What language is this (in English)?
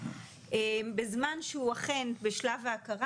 Hebrew